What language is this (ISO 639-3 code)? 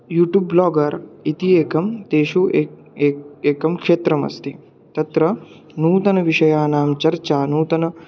san